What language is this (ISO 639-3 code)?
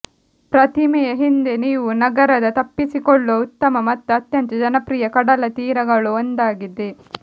kan